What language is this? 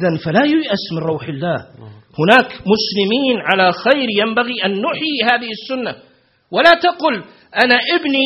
Arabic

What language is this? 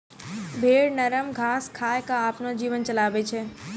Maithili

